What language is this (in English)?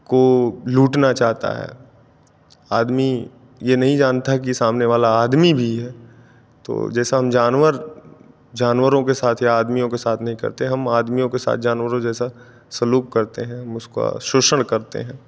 Hindi